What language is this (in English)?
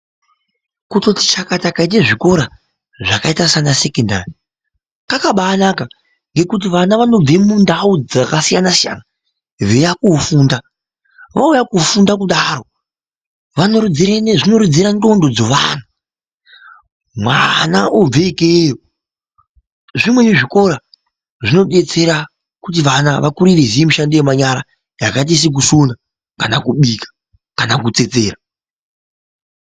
Ndau